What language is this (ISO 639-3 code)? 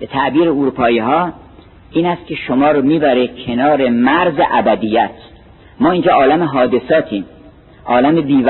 fas